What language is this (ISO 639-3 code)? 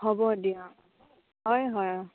asm